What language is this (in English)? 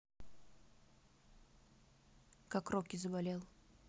Russian